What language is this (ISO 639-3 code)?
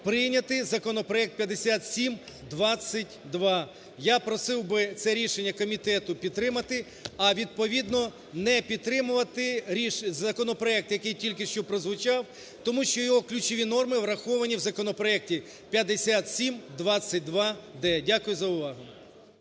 ukr